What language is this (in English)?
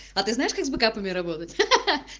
Russian